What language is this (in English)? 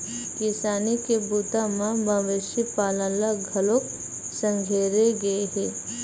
Chhattisgarhi